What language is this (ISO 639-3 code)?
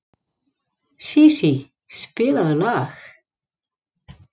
isl